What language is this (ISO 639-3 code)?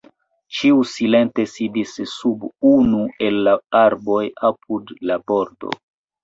epo